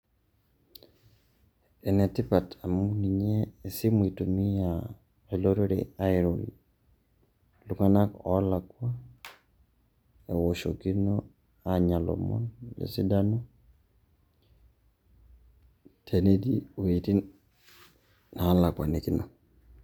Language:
Masai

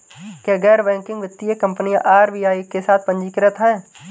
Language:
Hindi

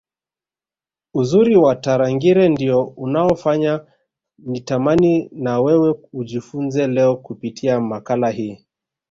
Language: Swahili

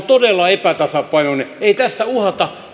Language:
Finnish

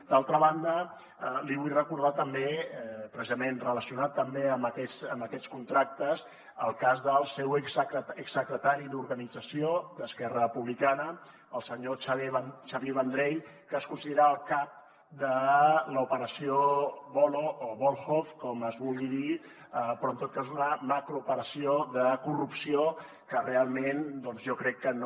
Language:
Catalan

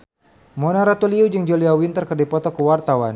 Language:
Sundanese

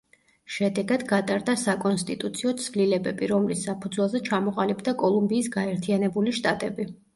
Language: Georgian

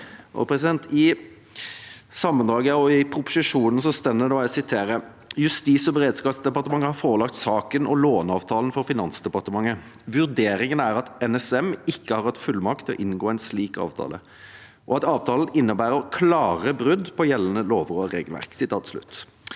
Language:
Norwegian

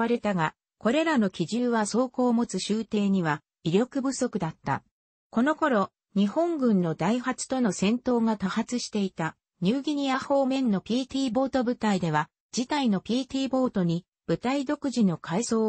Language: Japanese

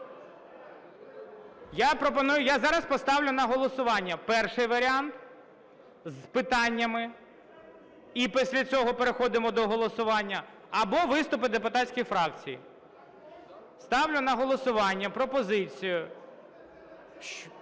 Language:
Ukrainian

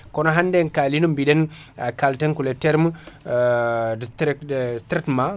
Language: Fula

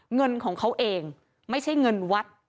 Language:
Thai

